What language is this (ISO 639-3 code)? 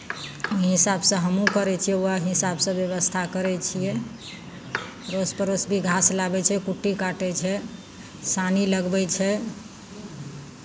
mai